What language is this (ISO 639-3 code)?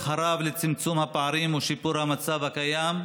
heb